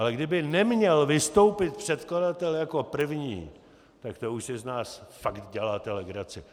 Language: Czech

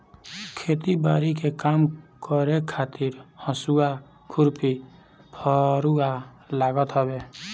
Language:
Bhojpuri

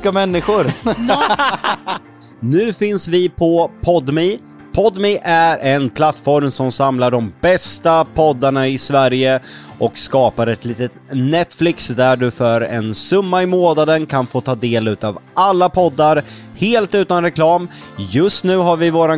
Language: Swedish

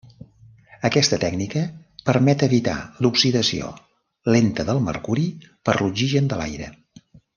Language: Catalan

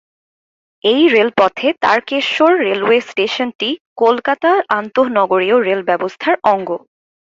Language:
Bangla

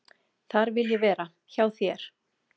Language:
Icelandic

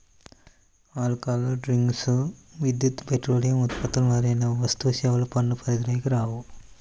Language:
Telugu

